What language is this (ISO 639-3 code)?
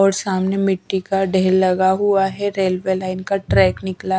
hin